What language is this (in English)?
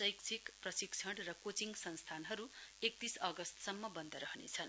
Nepali